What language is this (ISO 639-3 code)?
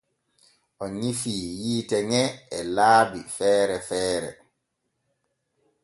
fue